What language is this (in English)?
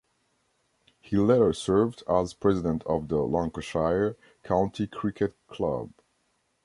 English